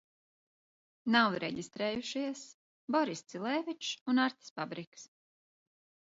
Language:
Latvian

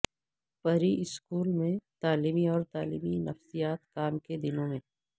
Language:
Urdu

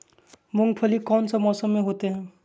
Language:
Magahi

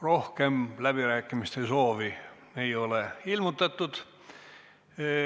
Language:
Estonian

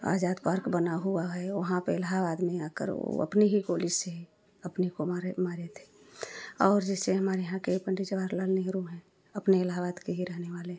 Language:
Hindi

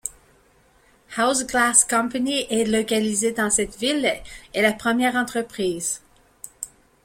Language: French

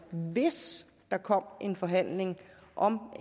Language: Danish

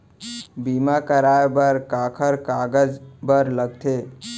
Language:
Chhattisgarhi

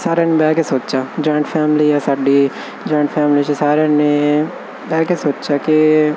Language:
Punjabi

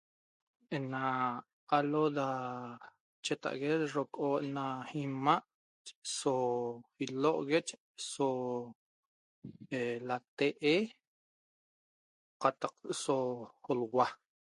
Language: Toba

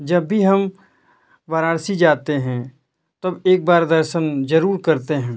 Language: Hindi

